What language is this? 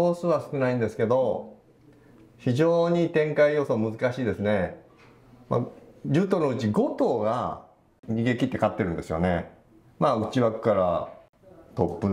Japanese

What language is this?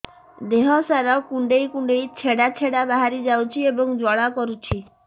Odia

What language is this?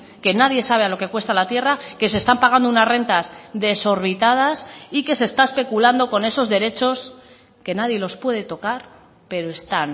Spanish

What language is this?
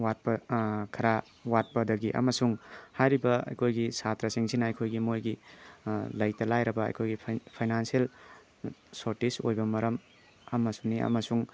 Manipuri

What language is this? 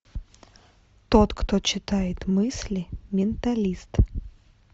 Russian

